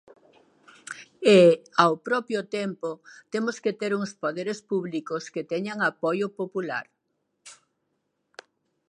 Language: Galician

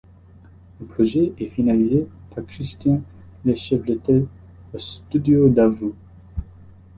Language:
French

